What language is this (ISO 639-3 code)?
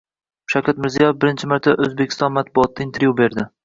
uzb